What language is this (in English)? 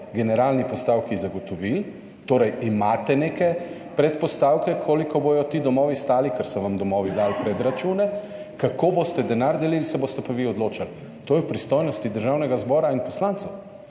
Slovenian